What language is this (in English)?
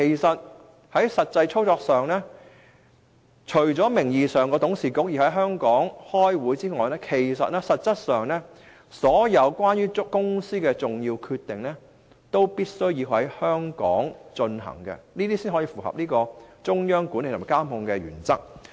Cantonese